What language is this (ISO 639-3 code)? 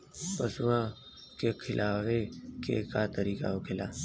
bho